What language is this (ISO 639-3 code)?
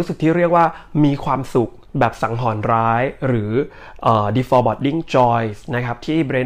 tha